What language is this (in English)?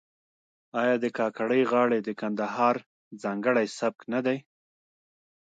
Pashto